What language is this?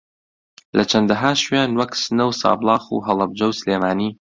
Central Kurdish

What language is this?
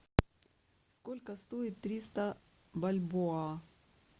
Russian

